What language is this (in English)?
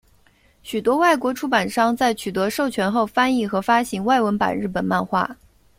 Chinese